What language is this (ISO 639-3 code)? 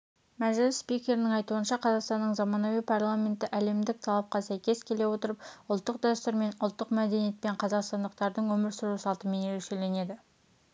kaz